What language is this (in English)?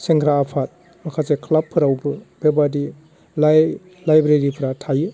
Bodo